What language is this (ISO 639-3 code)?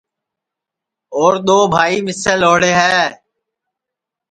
ssi